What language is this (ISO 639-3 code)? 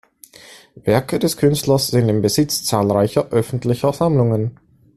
deu